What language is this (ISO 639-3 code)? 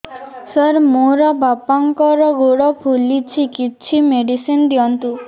ori